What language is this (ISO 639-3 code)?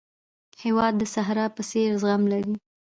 pus